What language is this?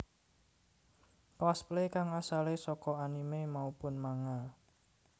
Javanese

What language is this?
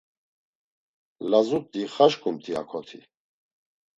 Laz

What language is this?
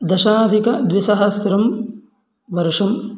Sanskrit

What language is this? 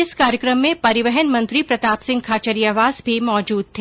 Hindi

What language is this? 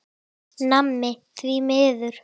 Icelandic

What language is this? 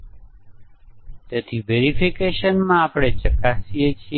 Gujarati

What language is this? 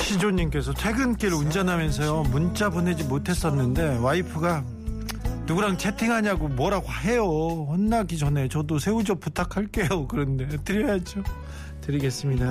Korean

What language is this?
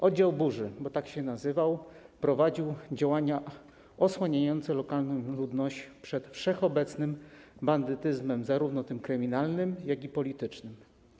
Polish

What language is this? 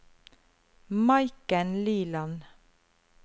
Norwegian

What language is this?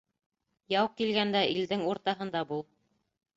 Bashkir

